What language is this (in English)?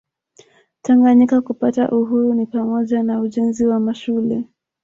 Swahili